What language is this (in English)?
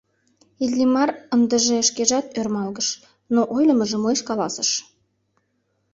Mari